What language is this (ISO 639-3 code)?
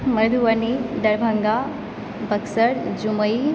mai